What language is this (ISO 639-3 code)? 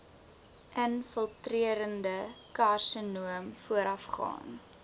afr